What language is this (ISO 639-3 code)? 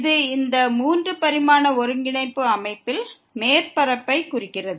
tam